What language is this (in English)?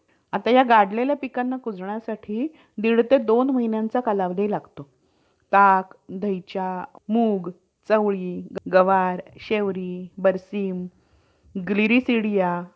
Marathi